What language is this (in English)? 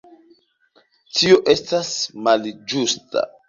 Esperanto